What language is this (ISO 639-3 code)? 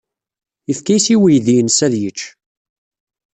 kab